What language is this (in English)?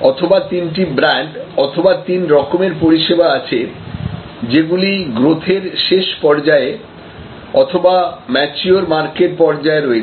Bangla